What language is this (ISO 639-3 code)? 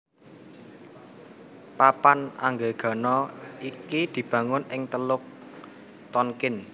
jav